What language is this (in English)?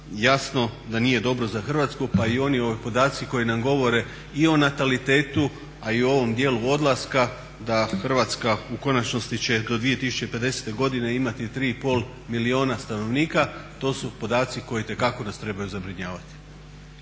Croatian